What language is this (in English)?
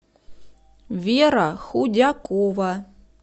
Russian